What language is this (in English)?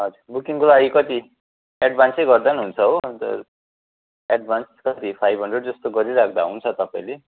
Nepali